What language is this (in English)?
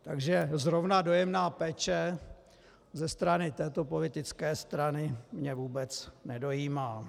Czech